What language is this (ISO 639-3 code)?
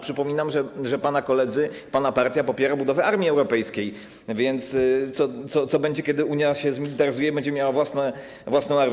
pol